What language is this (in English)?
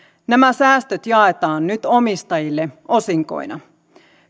Finnish